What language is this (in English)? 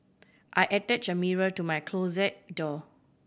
English